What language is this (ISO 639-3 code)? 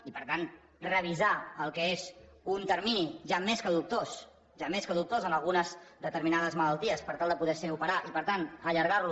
cat